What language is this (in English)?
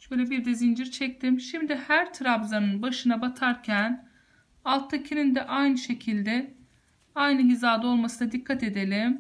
Turkish